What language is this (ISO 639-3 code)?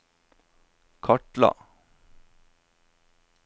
nor